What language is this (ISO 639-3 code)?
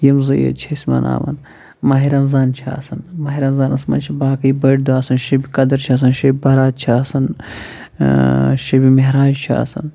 kas